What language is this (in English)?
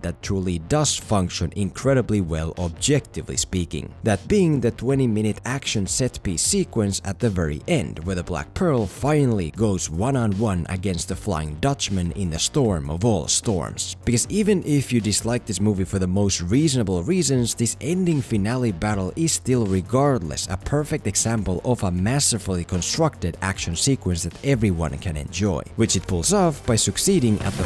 English